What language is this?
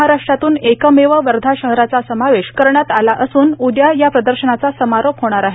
Marathi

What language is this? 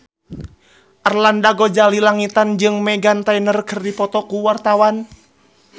Sundanese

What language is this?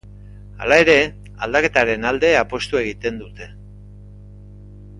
Basque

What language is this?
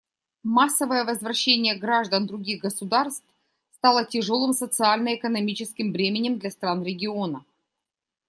Russian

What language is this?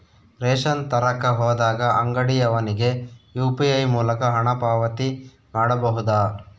Kannada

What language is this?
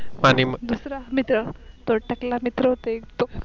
Marathi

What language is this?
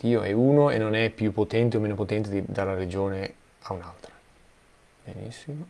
Italian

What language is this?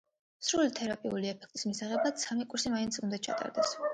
Georgian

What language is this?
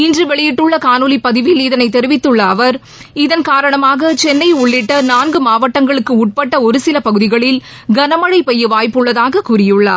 Tamil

